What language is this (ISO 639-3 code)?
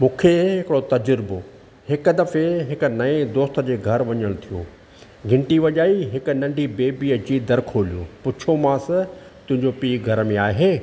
snd